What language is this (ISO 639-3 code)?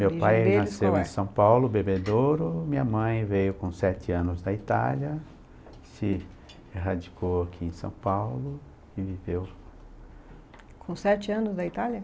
por